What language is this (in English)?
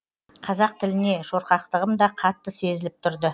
Kazakh